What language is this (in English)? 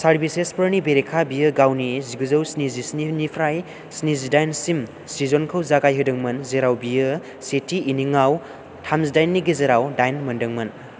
Bodo